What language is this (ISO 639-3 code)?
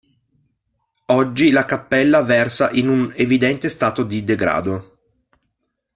ita